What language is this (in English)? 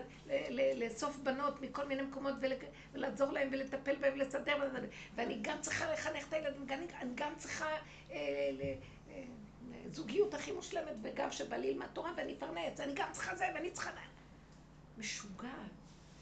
Hebrew